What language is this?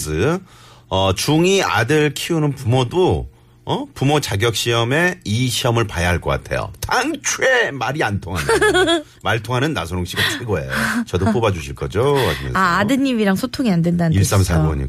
Korean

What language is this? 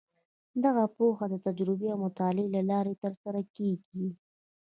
Pashto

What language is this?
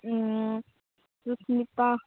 Manipuri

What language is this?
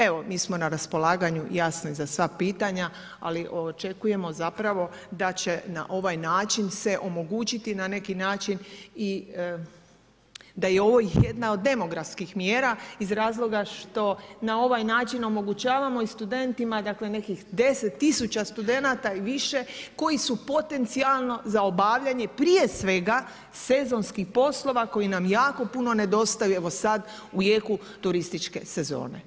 Croatian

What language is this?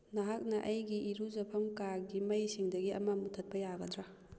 Manipuri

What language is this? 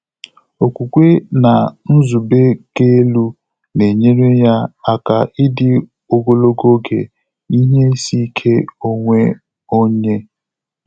Igbo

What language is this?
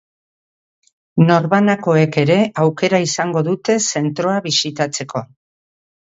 Basque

